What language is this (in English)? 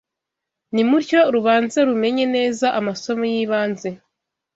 Kinyarwanda